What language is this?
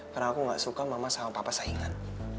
Indonesian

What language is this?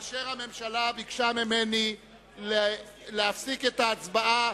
Hebrew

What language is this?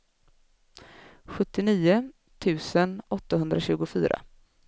Swedish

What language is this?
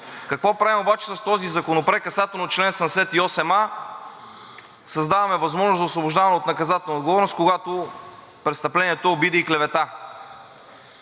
Bulgarian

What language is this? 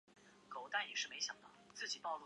Chinese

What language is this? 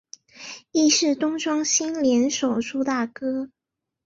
Chinese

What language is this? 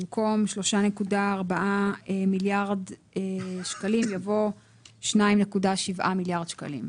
Hebrew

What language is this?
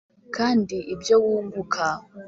Kinyarwanda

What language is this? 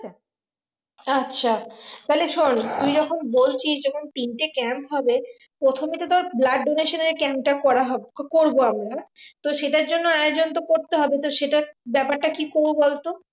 Bangla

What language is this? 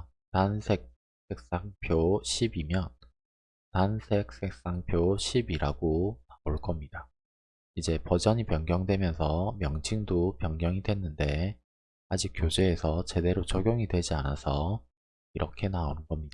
Korean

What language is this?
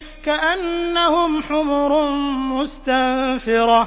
Arabic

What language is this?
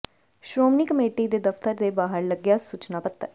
Punjabi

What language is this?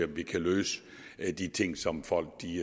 Danish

